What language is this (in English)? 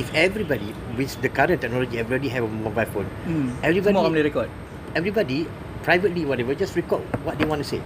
Malay